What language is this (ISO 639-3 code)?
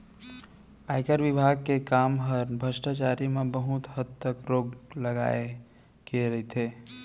hne